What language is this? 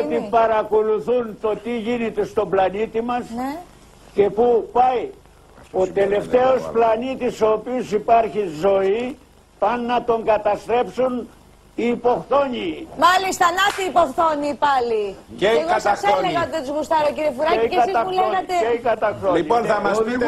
Greek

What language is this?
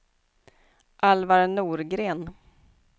Swedish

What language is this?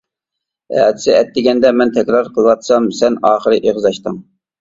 Uyghur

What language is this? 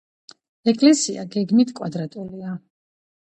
Georgian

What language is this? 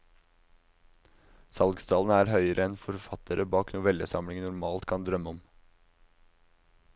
Norwegian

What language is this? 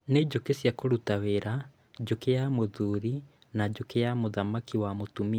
Kikuyu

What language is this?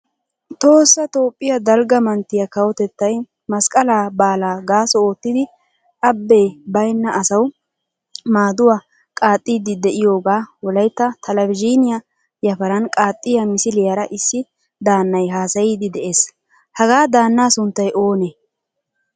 Wolaytta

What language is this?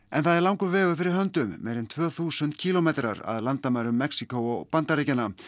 Icelandic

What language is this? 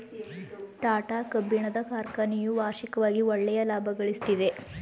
Kannada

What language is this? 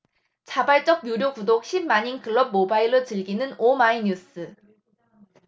Korean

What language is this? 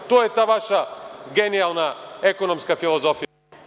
Serbian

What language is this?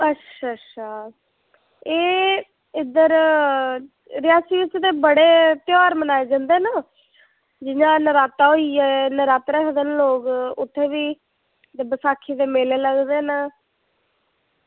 Dogri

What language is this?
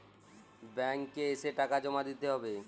Bangla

